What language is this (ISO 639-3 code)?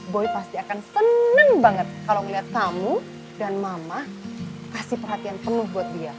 ind